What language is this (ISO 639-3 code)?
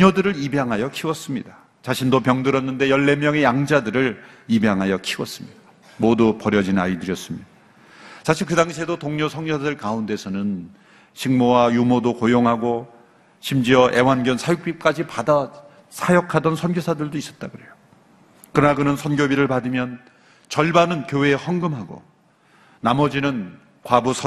kor